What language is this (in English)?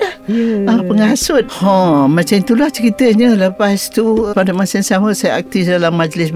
Malay